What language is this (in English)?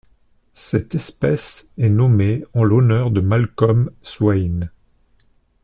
French